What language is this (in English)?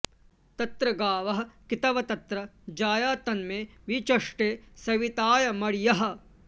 Sanskrit